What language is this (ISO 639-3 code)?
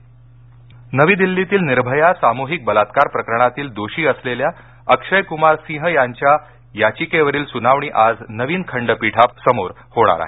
mar